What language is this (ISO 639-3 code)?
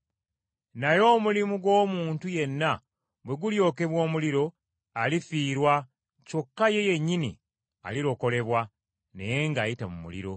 lug